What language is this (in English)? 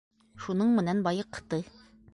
Bashkir